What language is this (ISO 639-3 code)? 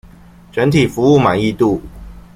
zho